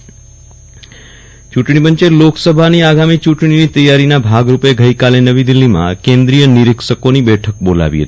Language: Gujarati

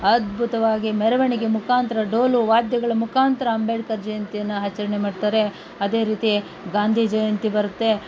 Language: Kannada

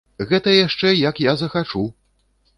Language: Belarusian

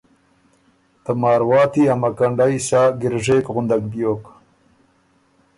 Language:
Ormuri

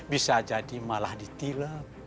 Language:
Indonesian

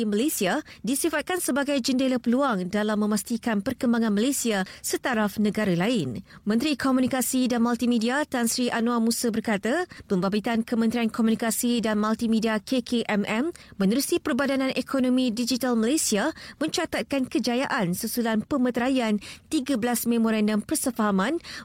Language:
Malay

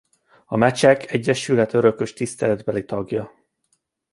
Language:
Hungarian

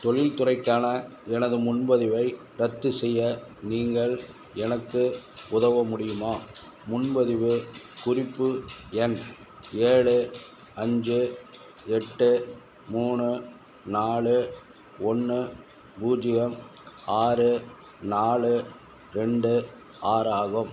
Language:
Tamil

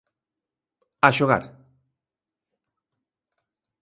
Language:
Galician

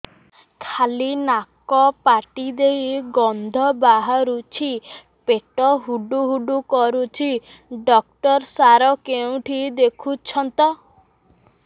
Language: Odia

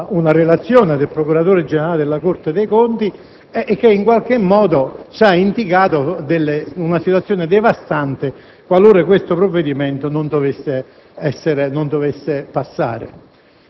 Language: Italian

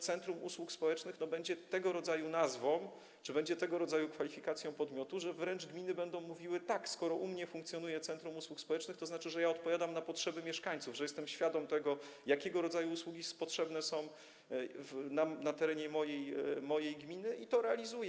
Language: Polish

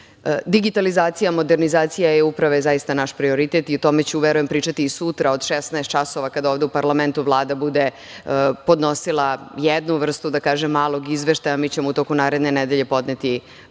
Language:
Serbian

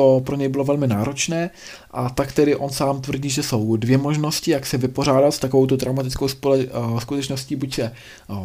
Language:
Czech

